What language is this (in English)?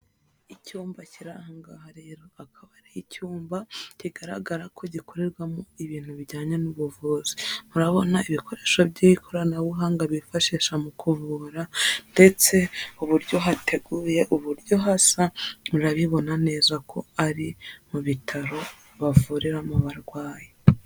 Kinyarwanda